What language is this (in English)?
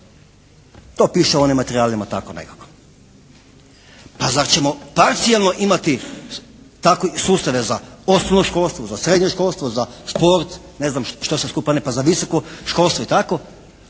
Croatian